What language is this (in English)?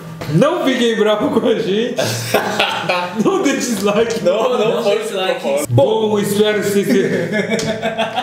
Portuguese